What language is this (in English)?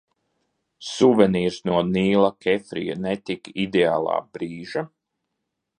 Latvian